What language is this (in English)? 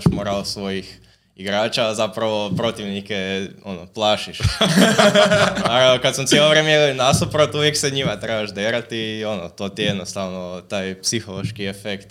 Croatian